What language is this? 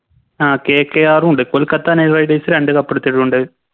Malayalam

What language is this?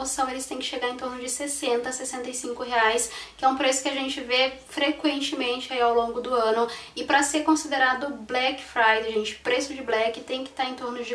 Portuguese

